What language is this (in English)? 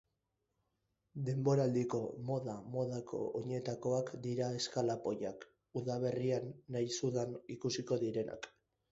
Basque